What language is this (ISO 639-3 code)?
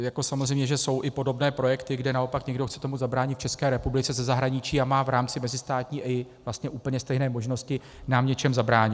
ces